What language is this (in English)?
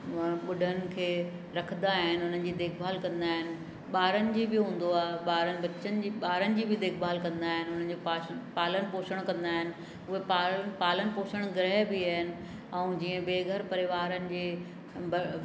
Sindhi